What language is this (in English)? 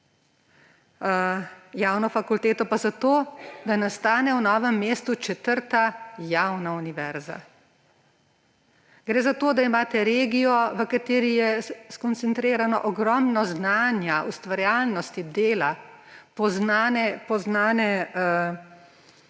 Slovenian